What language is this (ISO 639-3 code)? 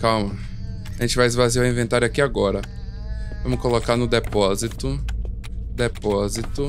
por